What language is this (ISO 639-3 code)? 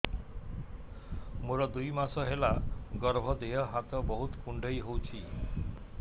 ori